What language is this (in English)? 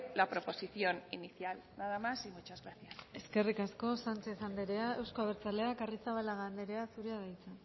Basque